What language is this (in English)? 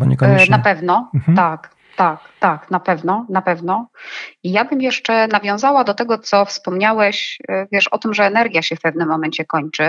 Polish